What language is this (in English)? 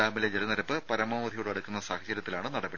Malayalam